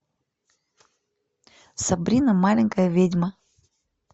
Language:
Russian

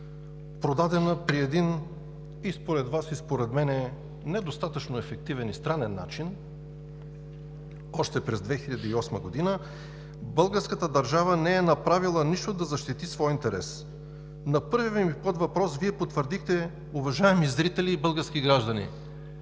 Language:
Bulgarian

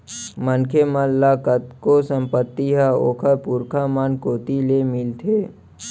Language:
Chhattisgarhi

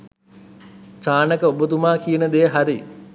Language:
Sinhala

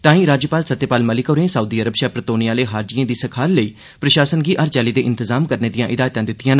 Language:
Dogri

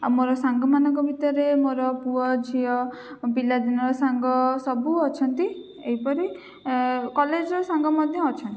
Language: Odia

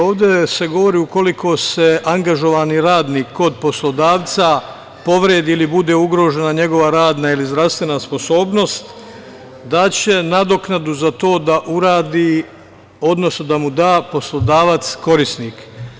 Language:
Serbian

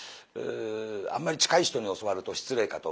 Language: Japanese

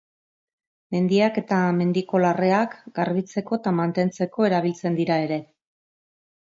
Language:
Basque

